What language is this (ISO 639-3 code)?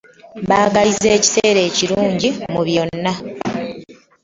lug